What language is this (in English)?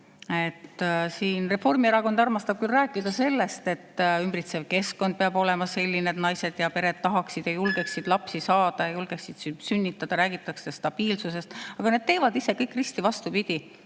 Estonian